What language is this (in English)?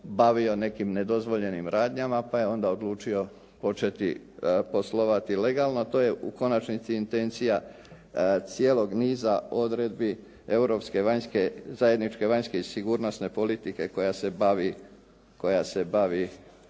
Croatian